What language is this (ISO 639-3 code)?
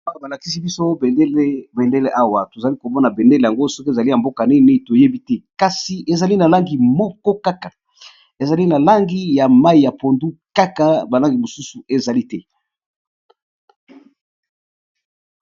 lin